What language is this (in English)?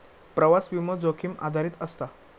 Marathi